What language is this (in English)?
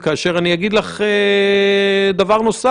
Hebrew